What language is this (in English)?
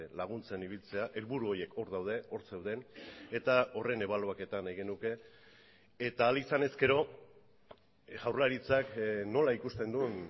Basque